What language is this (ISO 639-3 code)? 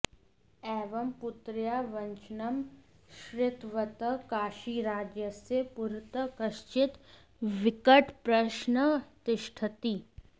san